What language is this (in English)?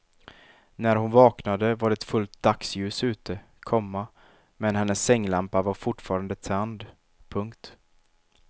Swedish